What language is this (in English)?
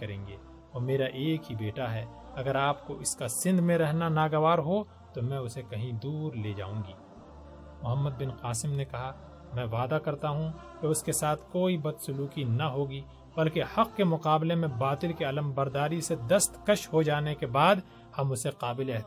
Urdu